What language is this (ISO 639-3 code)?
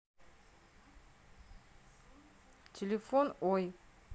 rus